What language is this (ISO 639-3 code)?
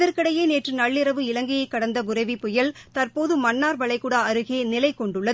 tam